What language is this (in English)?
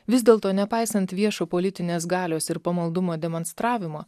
Lithuanian